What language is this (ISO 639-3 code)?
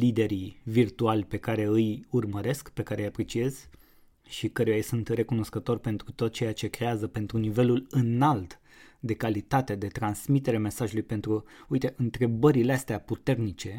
ron